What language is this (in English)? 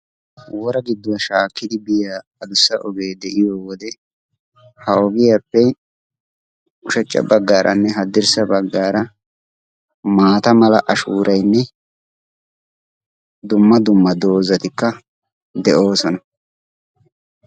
Wolaytta